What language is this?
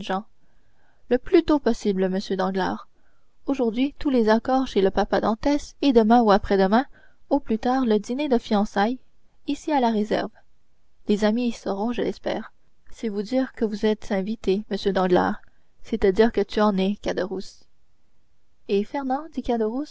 French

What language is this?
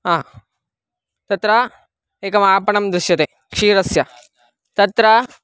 Sanskrit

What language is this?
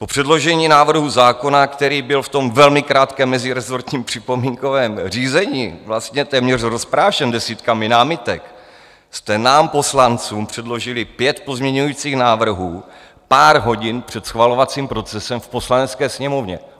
Czech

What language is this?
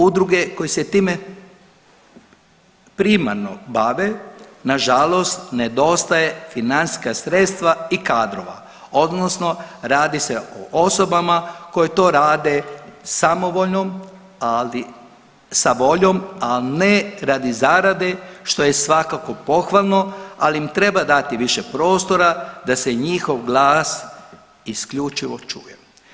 Croatian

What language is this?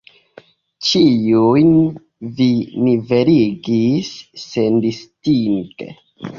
Esperanto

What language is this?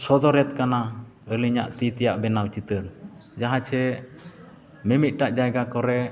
Santali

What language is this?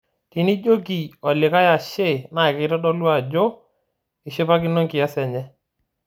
Masai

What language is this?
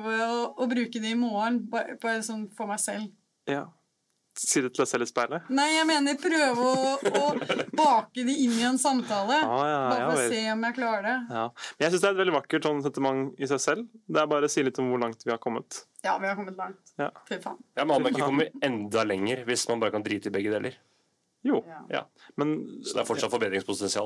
Danish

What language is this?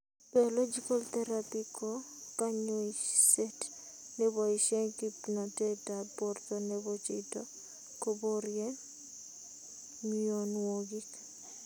Kalenjin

